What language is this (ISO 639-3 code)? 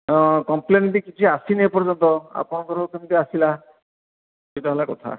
ori